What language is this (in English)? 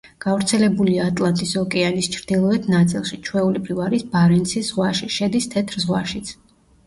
Georgian